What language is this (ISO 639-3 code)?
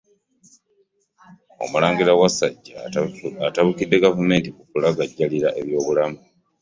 lug